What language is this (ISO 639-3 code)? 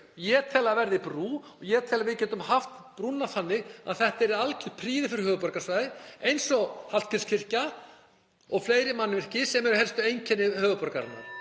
isl